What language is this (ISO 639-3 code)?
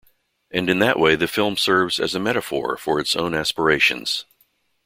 eng